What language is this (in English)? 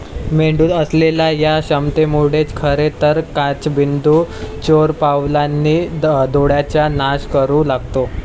Marathi